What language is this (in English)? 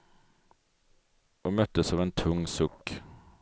Swedish